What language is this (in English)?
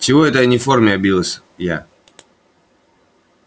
Russian